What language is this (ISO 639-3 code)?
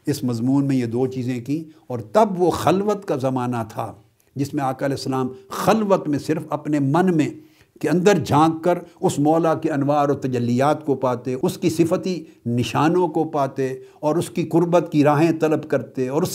urd